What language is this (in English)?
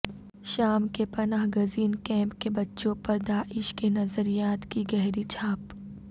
Urdu